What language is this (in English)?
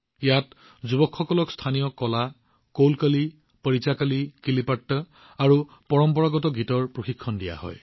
Assamese